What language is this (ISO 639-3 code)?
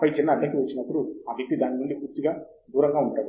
tel